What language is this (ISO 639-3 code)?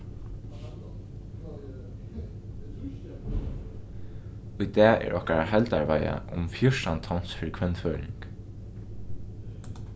fao